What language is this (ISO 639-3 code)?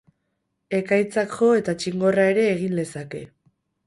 eus